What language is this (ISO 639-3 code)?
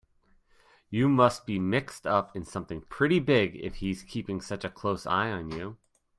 eng